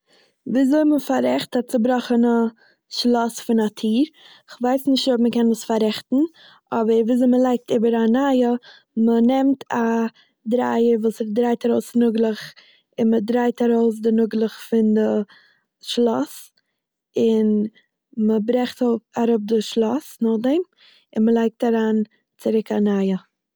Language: Yiddish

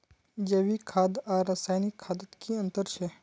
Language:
Magahi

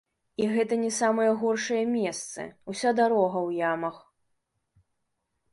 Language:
Belarusian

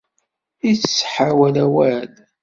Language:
Kabyle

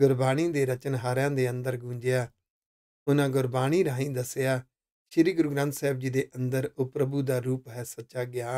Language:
Hindi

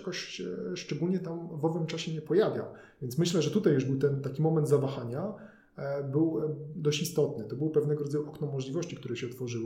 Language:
Polish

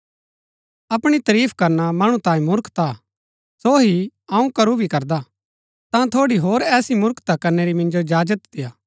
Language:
Gaddi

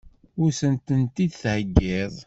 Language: Kabyle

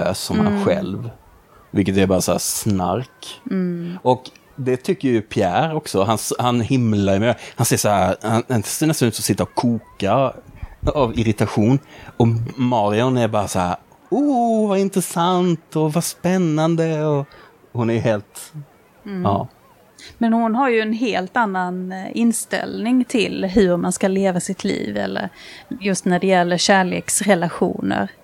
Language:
Swedish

